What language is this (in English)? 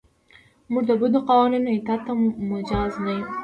Pashto